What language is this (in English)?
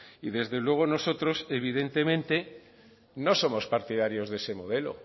Spanish